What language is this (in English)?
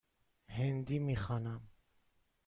Persian